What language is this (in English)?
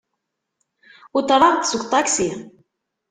Kabyle